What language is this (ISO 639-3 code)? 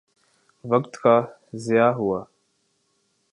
urd